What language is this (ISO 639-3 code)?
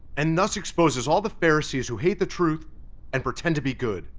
eng